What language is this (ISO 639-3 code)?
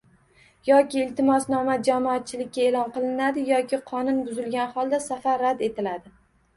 uzb